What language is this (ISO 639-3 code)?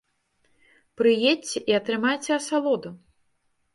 bel